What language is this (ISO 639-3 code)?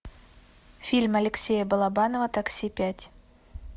rus